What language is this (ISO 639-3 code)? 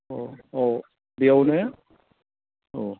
brx